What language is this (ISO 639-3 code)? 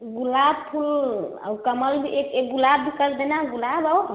hin